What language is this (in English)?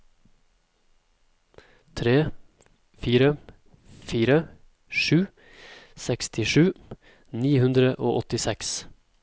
Norwegian